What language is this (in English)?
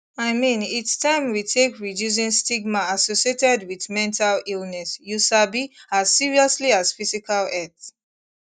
Nigerian Pidgin